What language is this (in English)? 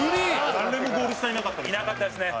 Japanese